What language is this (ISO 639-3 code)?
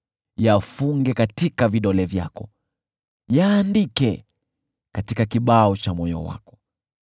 swa